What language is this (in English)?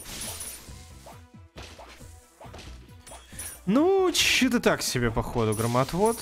Russian